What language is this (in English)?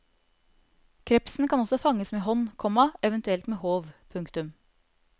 Norwegian